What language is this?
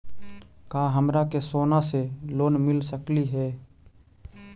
Magahi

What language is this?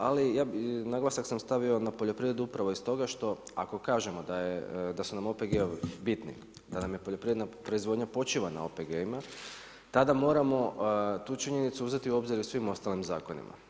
Croatian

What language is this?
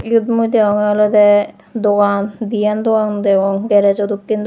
Chakma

